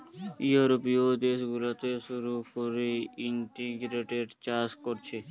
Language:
Bangla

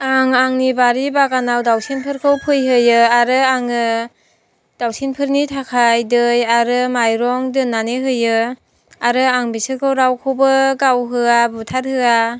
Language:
Bodo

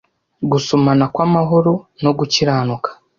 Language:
Kinyarwanda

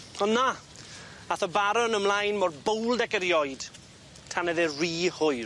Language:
Welsh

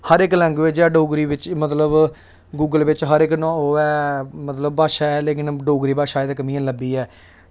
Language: Dogri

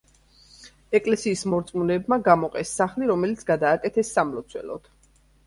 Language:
Georgian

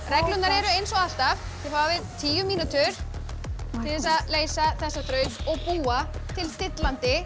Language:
Icelandic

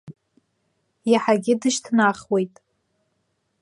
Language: Abkhazian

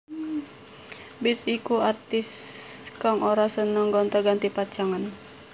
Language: Javanese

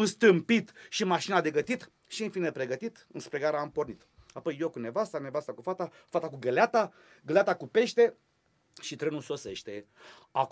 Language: Romanian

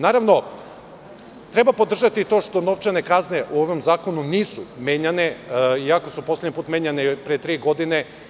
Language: Serbian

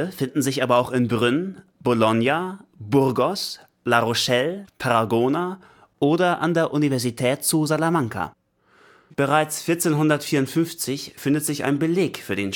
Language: German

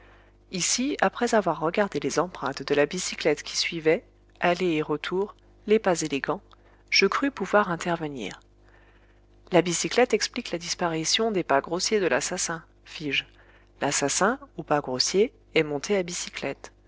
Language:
French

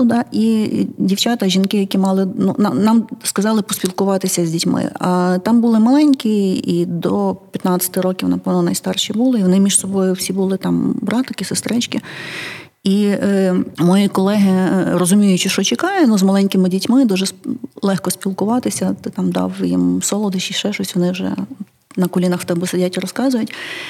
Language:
Ukrainian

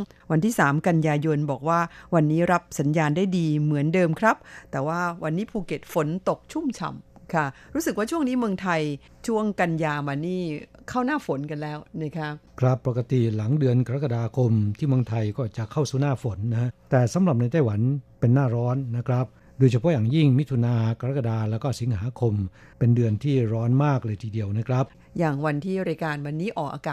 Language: Thai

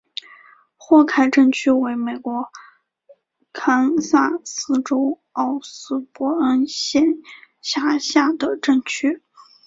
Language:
Chinese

